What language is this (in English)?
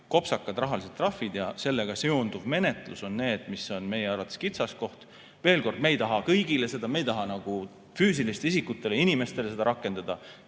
Estonian